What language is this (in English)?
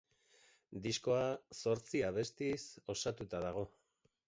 Basque